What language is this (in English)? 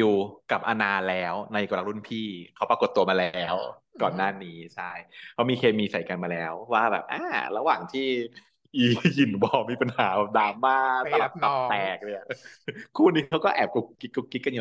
Thai